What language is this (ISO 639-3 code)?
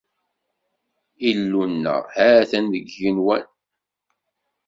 kab